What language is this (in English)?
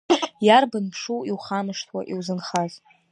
Abkhazian